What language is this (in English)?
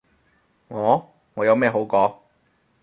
Cantonese